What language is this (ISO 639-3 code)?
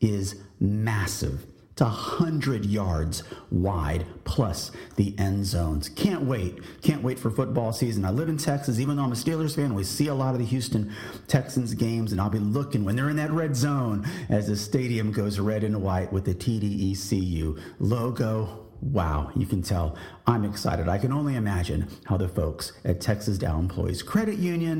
eng